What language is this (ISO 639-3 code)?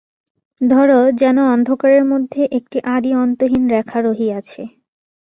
ben